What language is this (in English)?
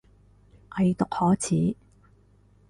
Cantonese